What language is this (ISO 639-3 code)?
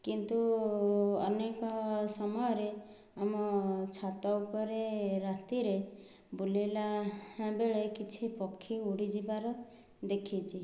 ori